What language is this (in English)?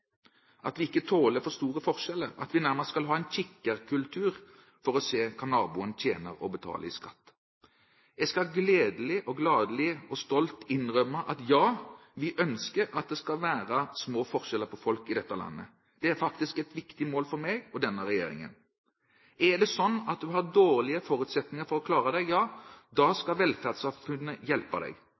Norwegian Bokmål